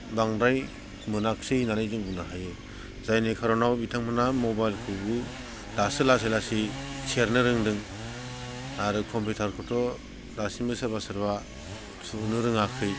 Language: Bodo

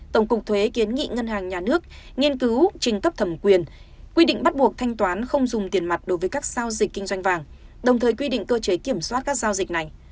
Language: Vietnamese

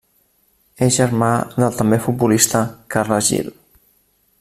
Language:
Catalan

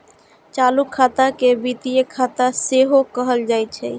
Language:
Maithili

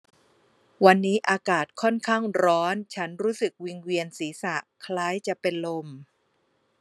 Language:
Thai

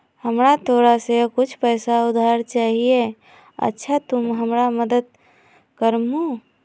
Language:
Magahi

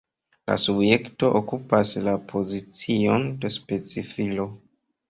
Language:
Esperanto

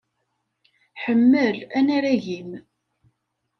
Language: Kabyle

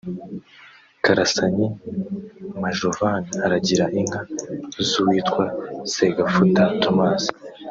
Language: Kinyarwanda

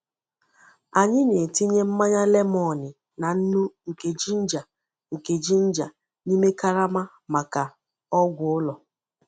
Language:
Igbo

